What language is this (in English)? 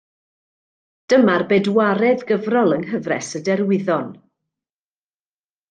Welsh